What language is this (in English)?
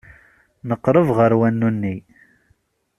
Kabyle